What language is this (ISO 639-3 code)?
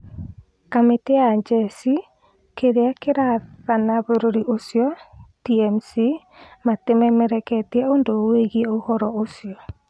kik